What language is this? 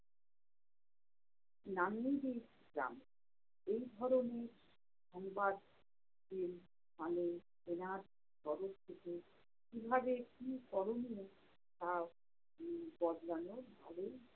Bangla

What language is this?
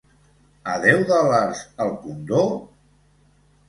Catalan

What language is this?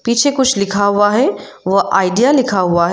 Hindi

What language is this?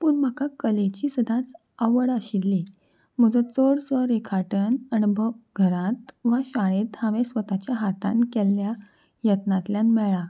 Konkani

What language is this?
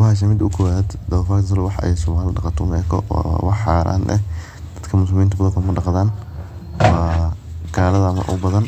Somali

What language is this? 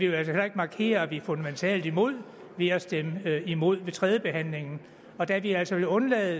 Danish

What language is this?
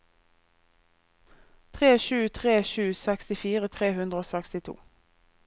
Norwegian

